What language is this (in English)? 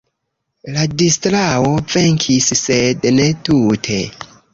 Esperanto